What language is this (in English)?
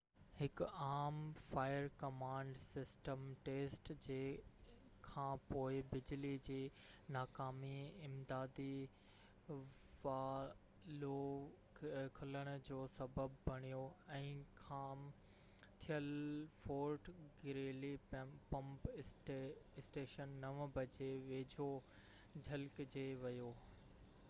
Sindhi